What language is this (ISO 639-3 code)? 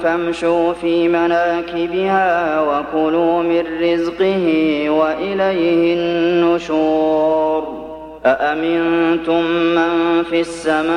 ara